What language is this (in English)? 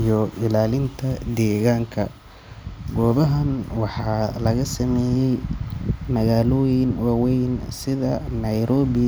Somali